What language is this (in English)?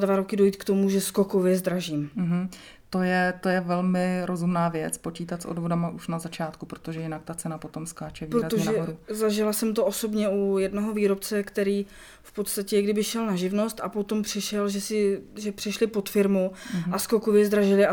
Czech